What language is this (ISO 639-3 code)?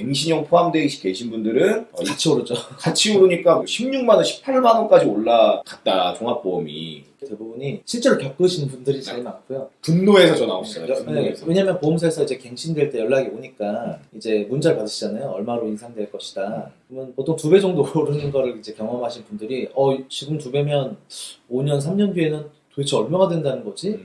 kor